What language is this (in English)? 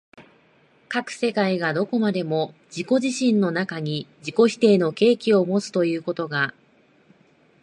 Japanese